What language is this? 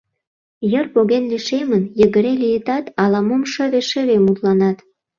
Mari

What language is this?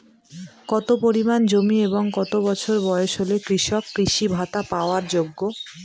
Bangla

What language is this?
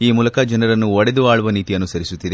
Kannada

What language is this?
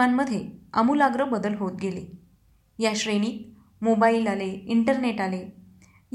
Marathi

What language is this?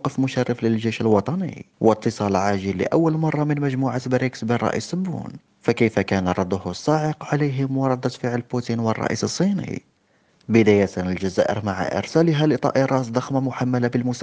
Arabic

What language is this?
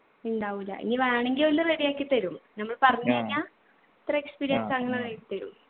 Malayalam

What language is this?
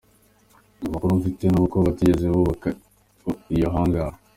Kinyarwanda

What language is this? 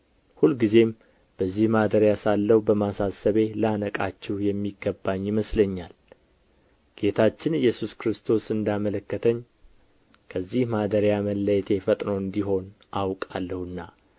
Amharic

